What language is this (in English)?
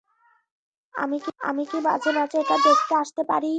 Bangla